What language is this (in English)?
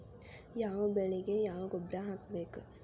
Kannada